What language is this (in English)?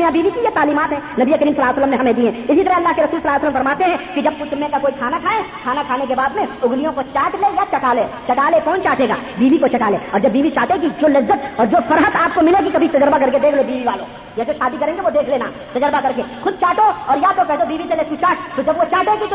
Urdu